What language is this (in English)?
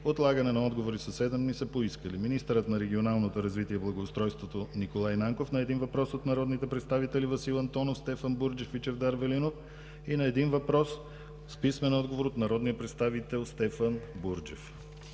Bulgarian